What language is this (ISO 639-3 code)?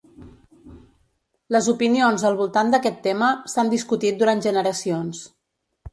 cat